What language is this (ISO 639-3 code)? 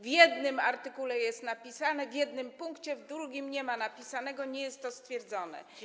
pol